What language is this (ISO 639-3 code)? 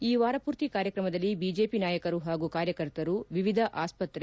kan